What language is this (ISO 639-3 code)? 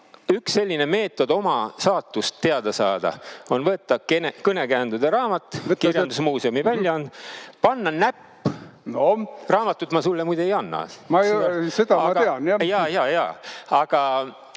est